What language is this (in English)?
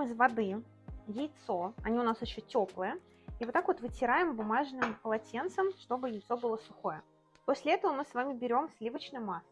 Russian